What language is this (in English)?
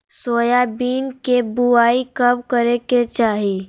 Magahi